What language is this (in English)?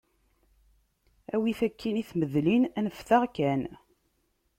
Kabyle